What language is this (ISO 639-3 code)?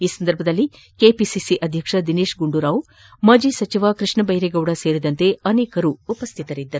kan